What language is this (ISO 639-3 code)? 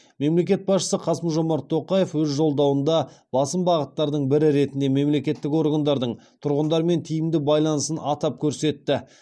kaz